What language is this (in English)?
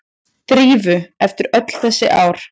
Icelandic